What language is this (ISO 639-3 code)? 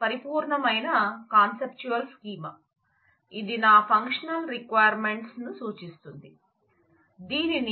tel